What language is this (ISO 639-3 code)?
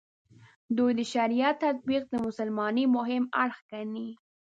pus